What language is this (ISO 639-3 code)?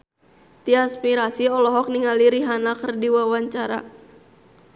sun